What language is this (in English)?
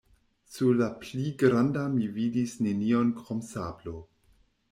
Esperanto